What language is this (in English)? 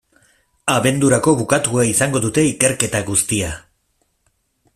Basque